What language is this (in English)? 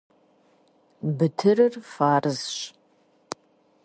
Kabardian